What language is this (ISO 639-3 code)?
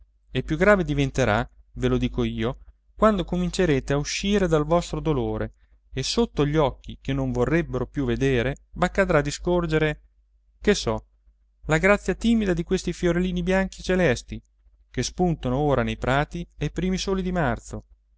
ita